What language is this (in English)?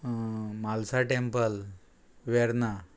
Konkani